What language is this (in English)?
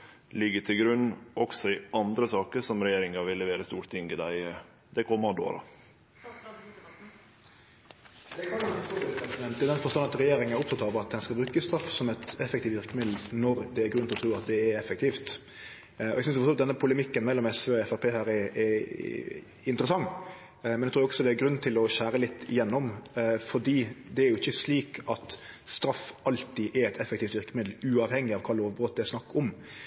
Norwegian Nynorsk